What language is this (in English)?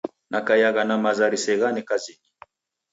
Taita